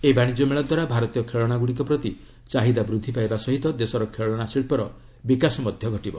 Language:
Odia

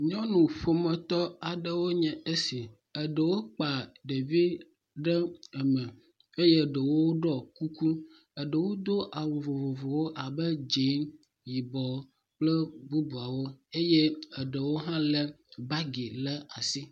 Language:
Ewe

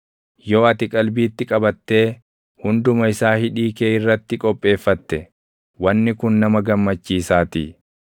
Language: Oromo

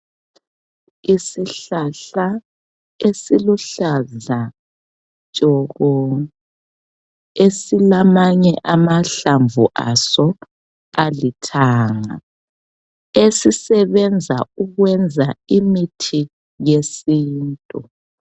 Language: North Ndebele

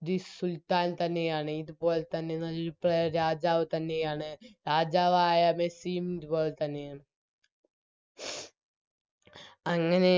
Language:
Malayalam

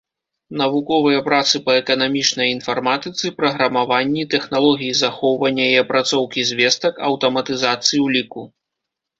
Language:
Belarusian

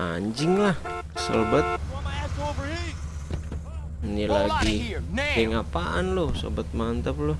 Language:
Indonesian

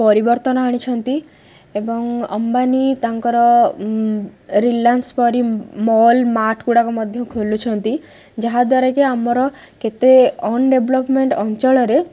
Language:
Odia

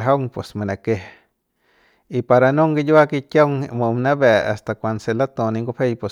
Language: Central Pame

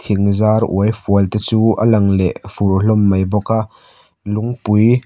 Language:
Mizo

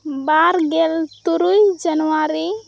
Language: Santali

